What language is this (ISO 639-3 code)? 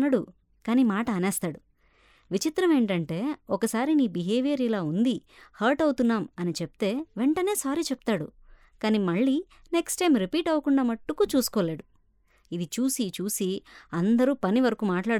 tel